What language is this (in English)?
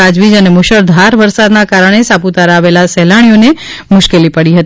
Gujarati